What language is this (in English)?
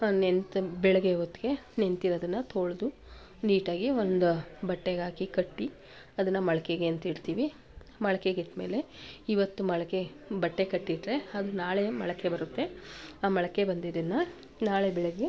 Kannada